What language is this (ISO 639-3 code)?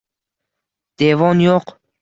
uzb